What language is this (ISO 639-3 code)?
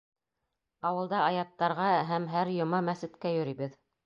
bak